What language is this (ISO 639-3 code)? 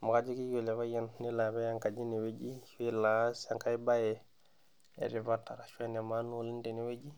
mas